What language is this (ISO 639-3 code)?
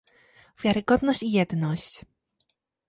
pol